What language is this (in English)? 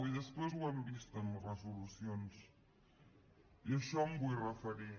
Catalan